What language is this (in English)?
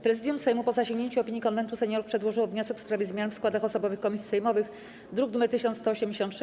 Polish